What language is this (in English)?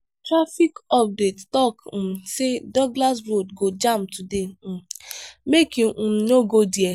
Nigerian Pidgin